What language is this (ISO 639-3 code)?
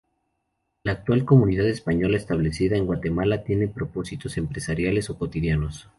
spa